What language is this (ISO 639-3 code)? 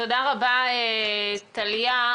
heb